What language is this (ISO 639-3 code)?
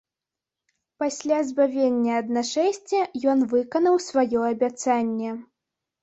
bel